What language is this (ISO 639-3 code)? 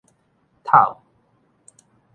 nan